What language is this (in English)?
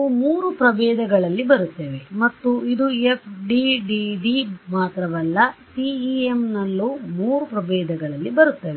Kannada